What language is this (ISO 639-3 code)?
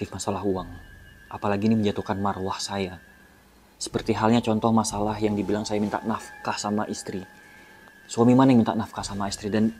ind